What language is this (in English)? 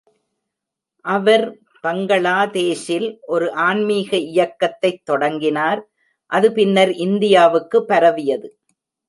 Tamil